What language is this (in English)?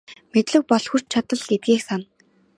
Mongolian